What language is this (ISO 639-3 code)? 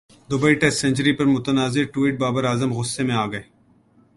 urd